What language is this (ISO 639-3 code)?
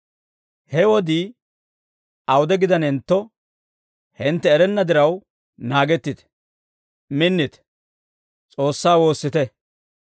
dwr